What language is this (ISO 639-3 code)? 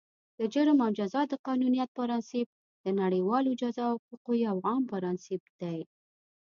pus